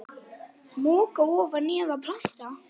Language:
Icelandic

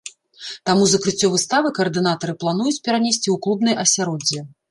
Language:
Belarusian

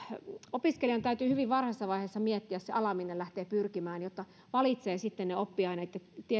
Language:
Finnish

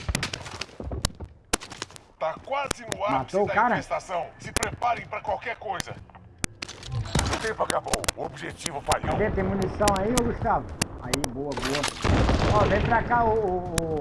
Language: Portuguese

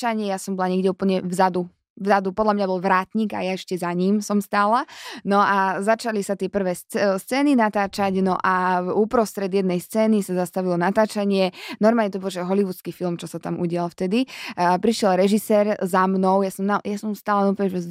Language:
Slovak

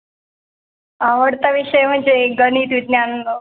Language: Marathi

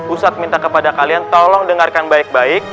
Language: Indonesian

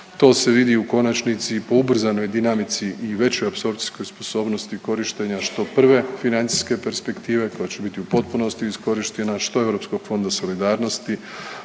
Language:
Croatian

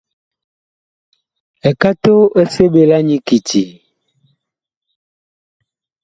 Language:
Bakoko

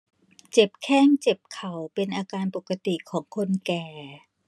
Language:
Thai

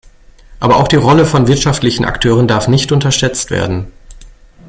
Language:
German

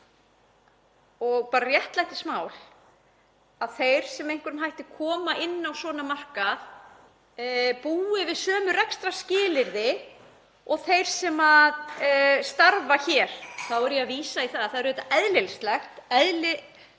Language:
Icelandic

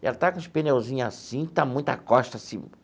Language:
Portuguese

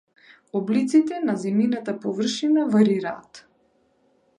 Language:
Macedonian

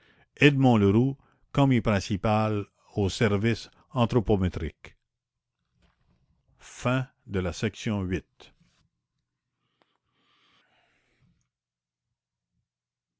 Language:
French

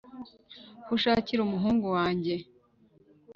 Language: Kinyarwanda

